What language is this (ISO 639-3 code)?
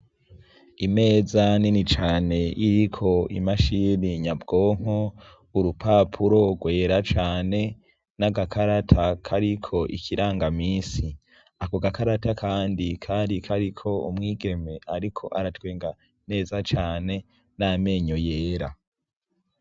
run